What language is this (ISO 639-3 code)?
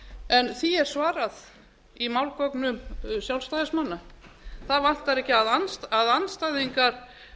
isl